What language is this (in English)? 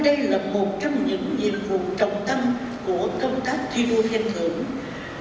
Vietnamese